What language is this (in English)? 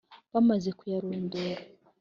Kinyarwanda